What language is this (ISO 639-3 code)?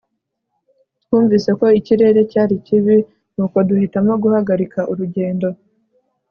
kin